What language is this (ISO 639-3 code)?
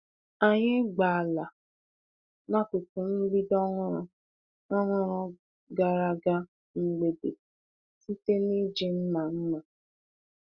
ibo